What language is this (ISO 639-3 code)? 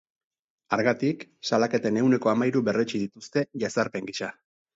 eus